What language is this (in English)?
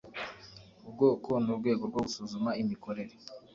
Kinyarwanda